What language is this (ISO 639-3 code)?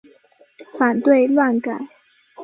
zho